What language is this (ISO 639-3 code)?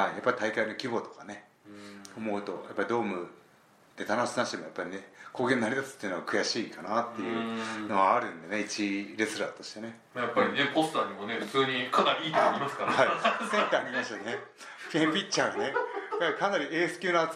jpn